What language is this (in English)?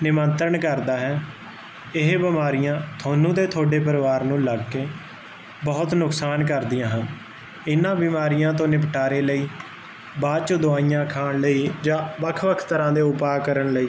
Punjabi